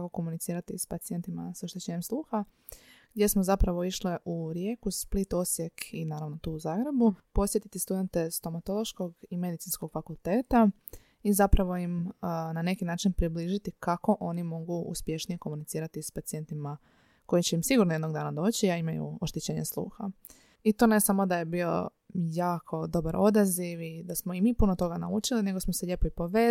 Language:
Croatian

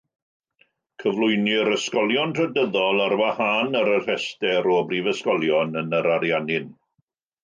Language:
Welsh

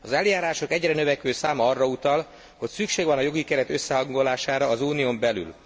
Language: Hungarian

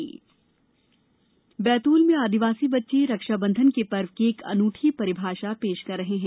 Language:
Hindi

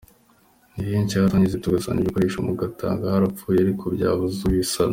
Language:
Kinyarwanda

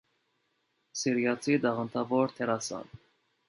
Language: Armenian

